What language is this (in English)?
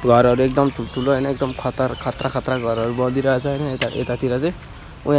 Thai